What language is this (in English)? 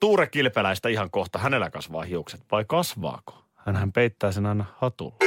Finnish